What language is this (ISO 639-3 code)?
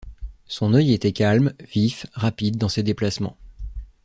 fra